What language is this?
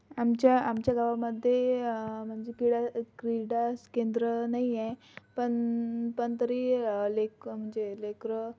Marathi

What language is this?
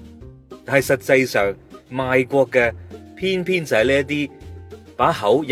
Chinese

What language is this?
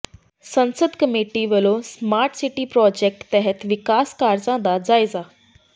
Punjabi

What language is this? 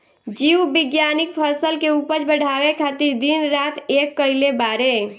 Bhojpuri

